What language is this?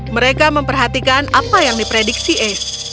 Indonesian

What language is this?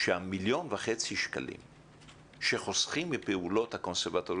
Hebrew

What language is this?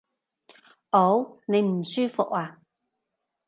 Cantonese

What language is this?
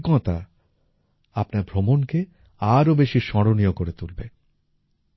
Bangla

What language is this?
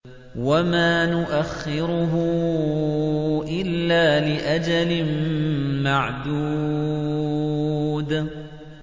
Arabic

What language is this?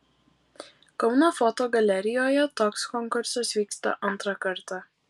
Lithuanian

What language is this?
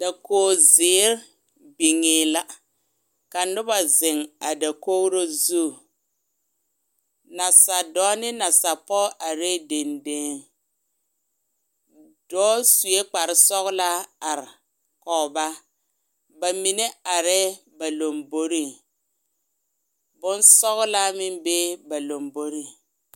Southern Dagaare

